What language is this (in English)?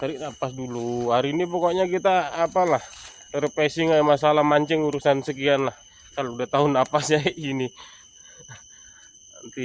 Indonesian